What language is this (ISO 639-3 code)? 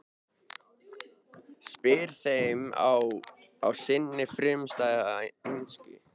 isl